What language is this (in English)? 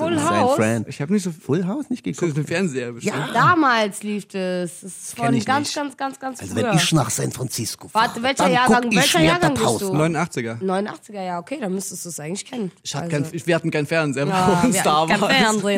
German